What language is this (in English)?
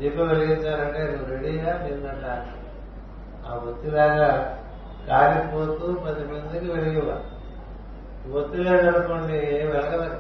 Telugu